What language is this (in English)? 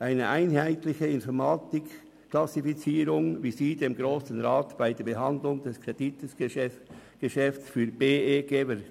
Swiss German